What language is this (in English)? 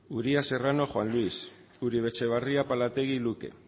Basque